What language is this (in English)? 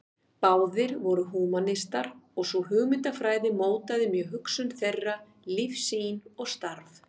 Icelandic